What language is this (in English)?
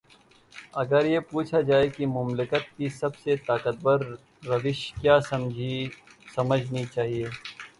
Urdu